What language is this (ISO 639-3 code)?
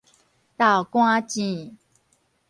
nan